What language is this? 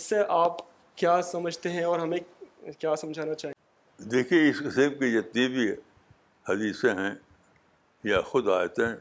Urdu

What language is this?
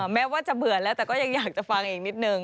Thai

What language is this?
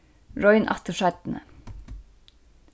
Faroese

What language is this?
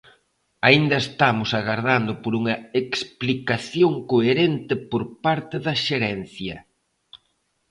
Galician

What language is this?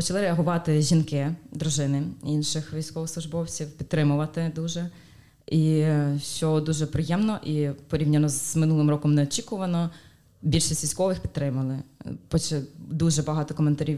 Ukrainian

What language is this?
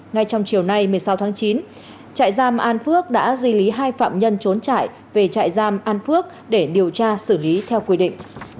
Vietnamese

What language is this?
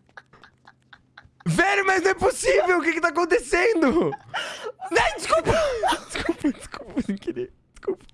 Portuguese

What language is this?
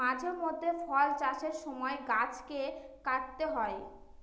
Bangla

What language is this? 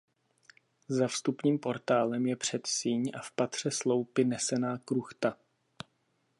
Czech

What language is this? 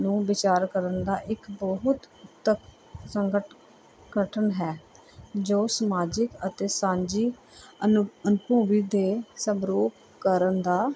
Punjabi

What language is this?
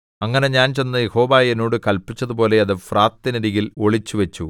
Malayalam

